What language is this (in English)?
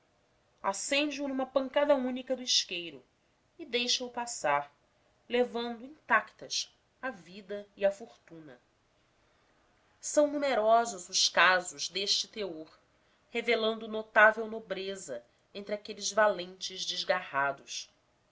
Portuguese